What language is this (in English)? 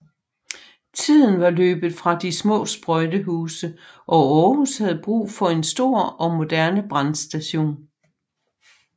Danish